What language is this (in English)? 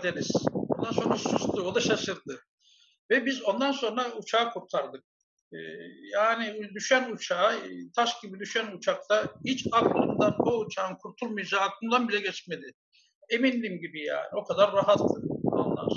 Turkish